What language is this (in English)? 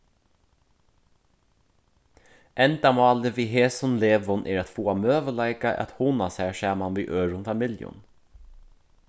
Faroese